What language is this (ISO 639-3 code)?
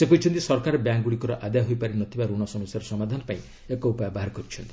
ori